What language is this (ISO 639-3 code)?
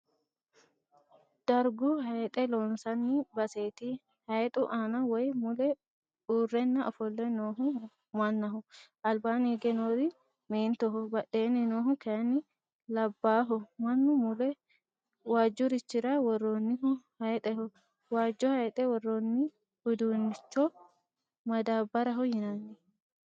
sid